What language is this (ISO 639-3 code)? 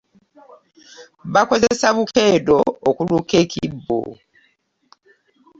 lug